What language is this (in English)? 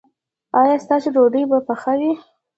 Pashto